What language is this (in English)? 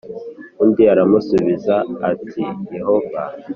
Kinyarwanda